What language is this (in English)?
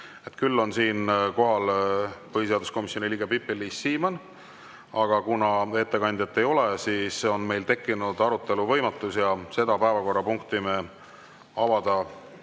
Estonian